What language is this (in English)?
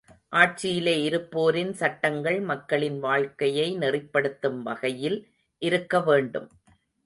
Tamil